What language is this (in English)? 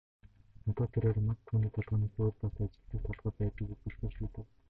Mongolian